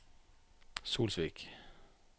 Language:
Norwegian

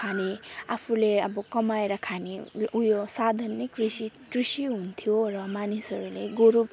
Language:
Nepali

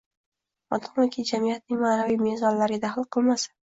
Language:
Uzbek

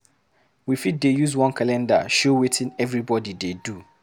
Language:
Nigerian Pidgin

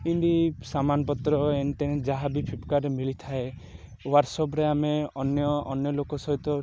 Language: Odia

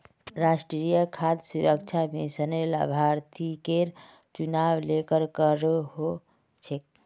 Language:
Magahi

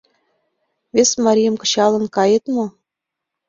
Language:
Mari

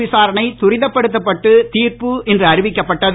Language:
Tamil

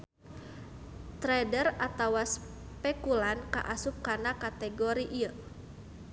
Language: Sundanese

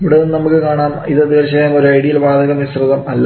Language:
Malayalam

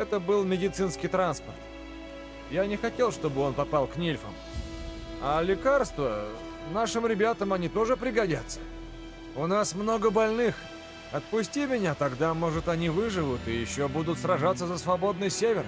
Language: Russian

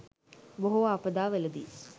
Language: Sinhala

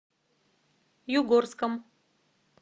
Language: Russian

